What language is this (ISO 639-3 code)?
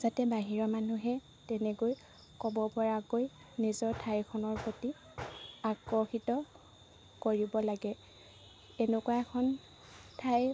asm